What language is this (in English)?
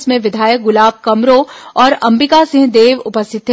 Hindi